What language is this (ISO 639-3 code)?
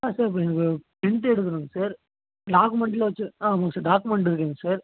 tam